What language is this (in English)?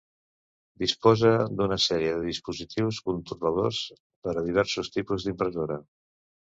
Catalan